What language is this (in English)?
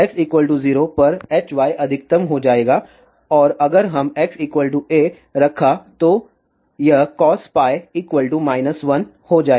Hindi